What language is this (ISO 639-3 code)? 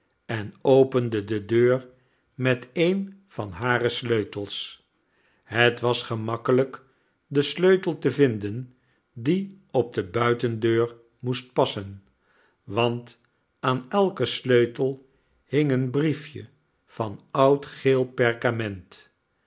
nld